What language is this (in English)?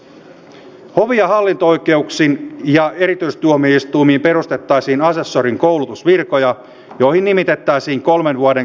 Finnish